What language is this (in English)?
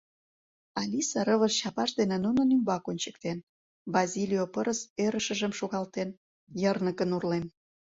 Mari